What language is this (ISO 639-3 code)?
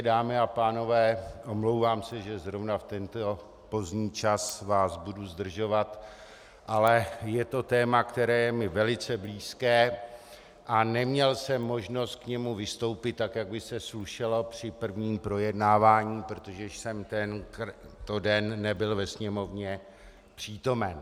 ces